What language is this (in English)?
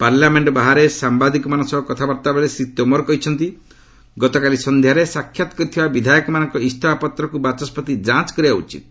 Odia